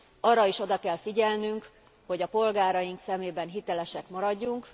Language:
Hungarian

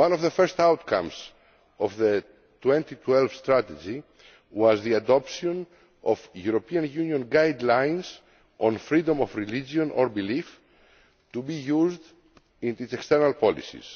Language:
English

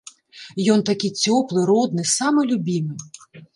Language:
Belarusian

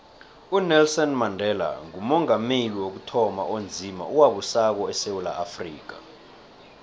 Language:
South Ndebele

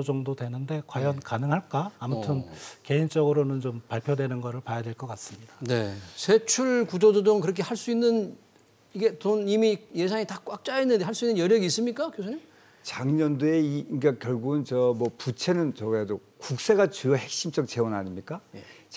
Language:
Korean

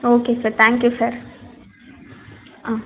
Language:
Tamil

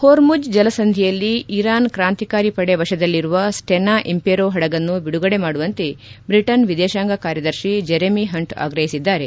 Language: Kannada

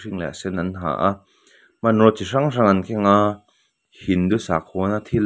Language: Mizo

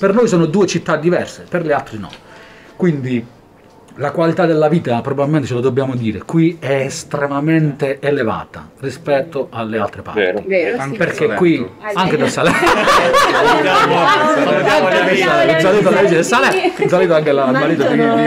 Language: Italian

